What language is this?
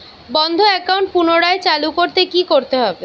Bangla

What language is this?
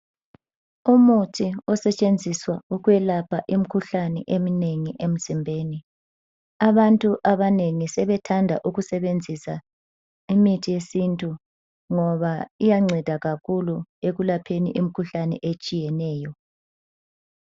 North Ndebele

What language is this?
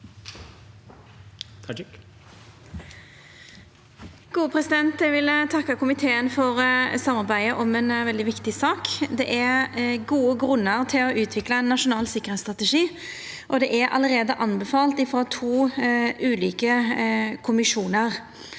Norwegian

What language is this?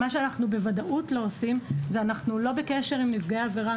Hebrew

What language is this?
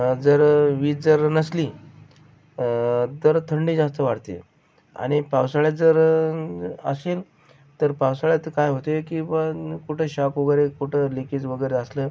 Marathi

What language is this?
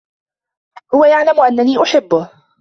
Arabic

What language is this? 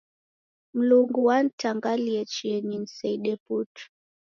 Taita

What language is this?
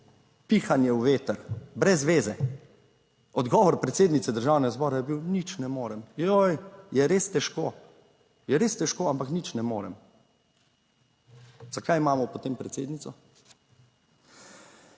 Slovenian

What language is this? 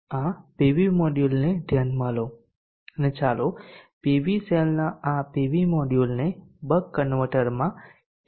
Gujarati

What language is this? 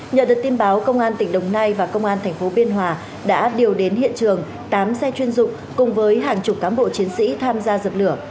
Vietnamese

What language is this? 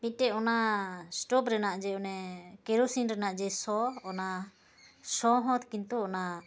Santali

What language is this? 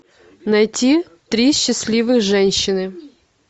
Russian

